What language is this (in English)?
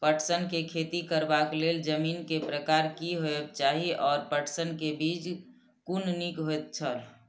Maithili